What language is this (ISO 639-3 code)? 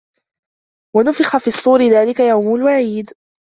ara